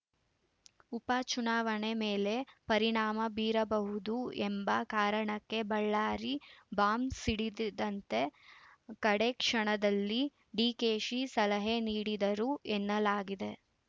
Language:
Kannada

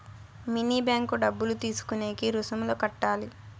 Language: Telugu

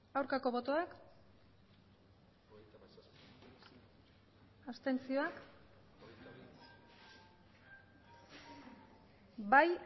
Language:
Basque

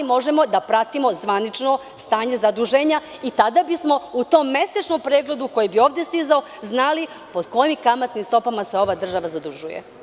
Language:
Serbian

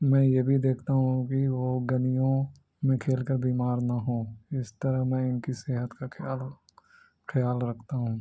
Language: Urdu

